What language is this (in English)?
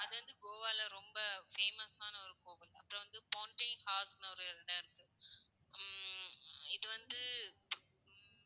Tamil